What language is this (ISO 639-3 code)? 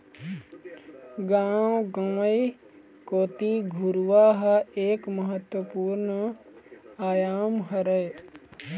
hne